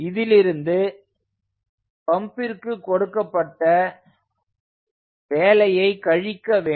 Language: Tamil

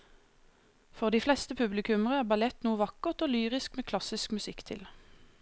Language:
Norwegian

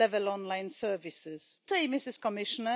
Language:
Romanian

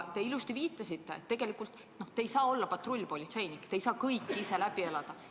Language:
Estonian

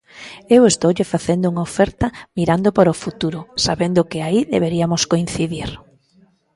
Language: Galician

